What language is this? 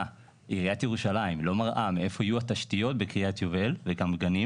Hebrew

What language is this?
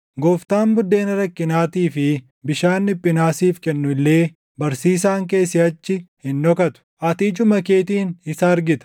Oromo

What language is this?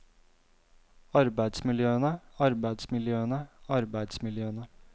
Norwegian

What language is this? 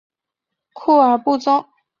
Chinese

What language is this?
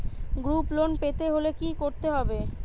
Bangla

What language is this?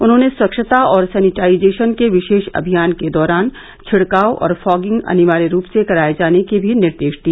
Hindi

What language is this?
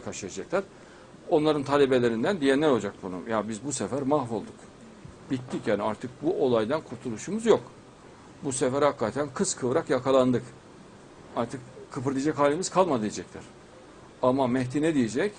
Turkish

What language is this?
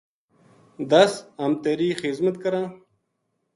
Gujari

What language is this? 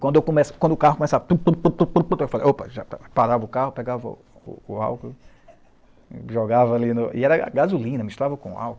Portuguese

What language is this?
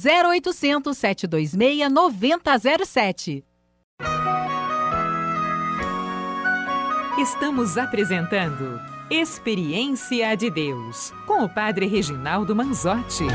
Portuguese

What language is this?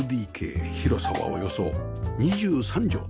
Japanese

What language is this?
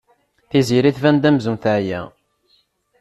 Kabyle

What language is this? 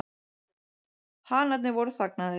Icelandic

